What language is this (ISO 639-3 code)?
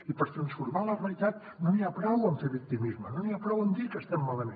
cat